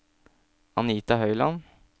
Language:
Norwegian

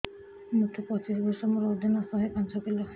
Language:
Odia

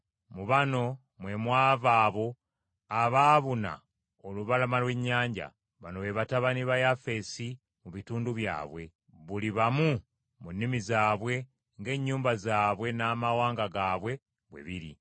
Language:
Ganda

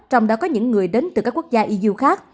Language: Vietnamese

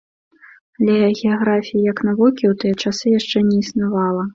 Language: Belarusian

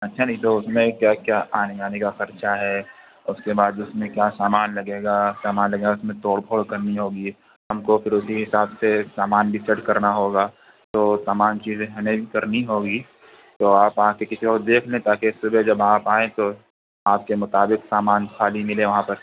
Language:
Urdu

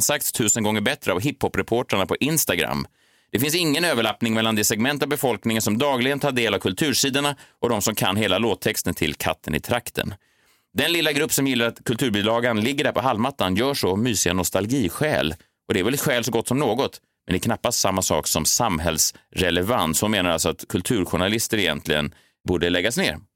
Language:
Swedish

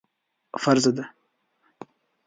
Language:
Pashto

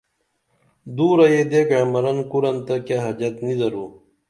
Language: Dameli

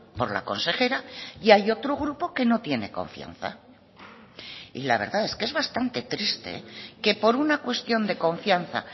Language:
Spanish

